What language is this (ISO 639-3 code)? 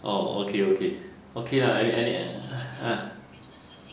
eng